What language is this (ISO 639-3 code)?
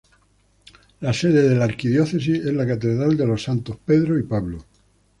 spa